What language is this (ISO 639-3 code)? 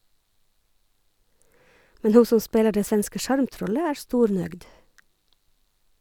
nor